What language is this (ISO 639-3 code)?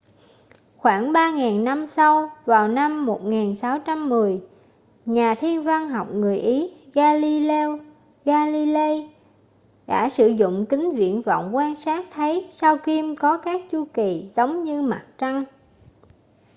vie